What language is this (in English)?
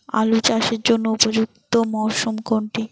Bangla